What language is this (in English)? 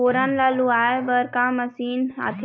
Chhattisgarhi